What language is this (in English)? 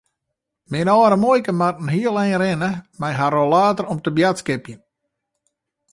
Western Frisian